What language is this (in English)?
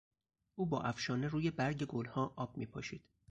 Persian